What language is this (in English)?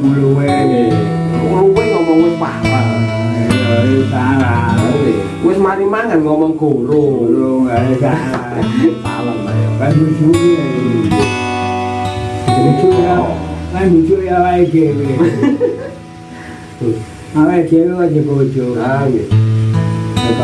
Indonesian